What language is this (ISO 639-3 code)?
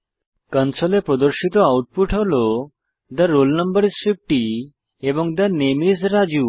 ben